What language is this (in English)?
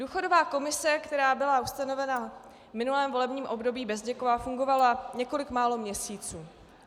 Czech